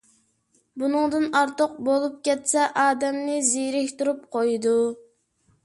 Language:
Uyghur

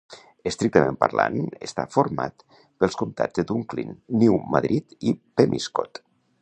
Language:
Catalan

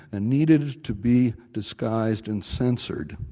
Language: English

